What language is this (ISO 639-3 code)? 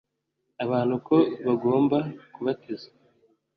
kin